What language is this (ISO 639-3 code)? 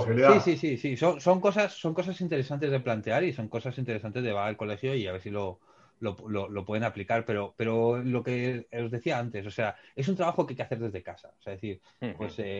spa